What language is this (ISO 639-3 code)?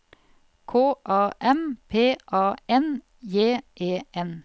nor